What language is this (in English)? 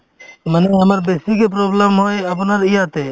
Assamese